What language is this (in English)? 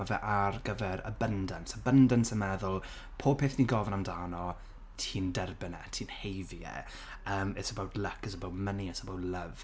Welsh